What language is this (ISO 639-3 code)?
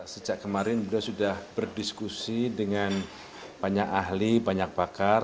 ind